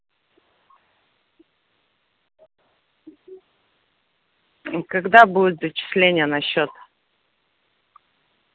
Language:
Russian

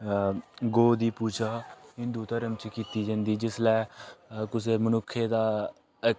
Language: Dogri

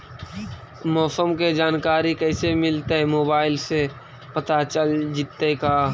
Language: Magahi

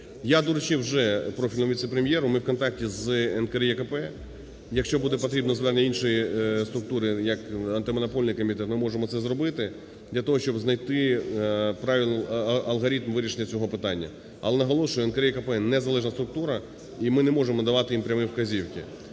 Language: Ukrainian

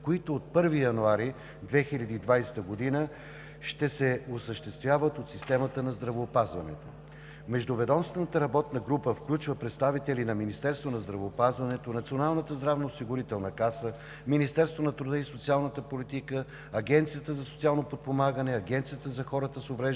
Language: Bulgarian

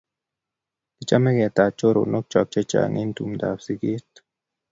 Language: Kalenjin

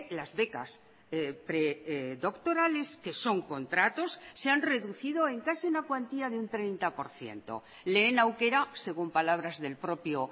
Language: Spanish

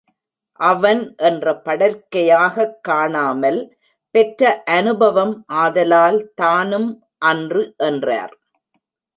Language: Tamil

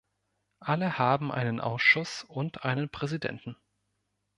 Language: German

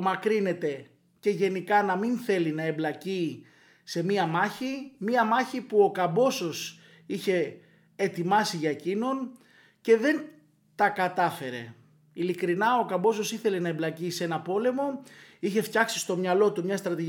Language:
Greek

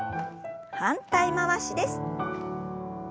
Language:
Japanese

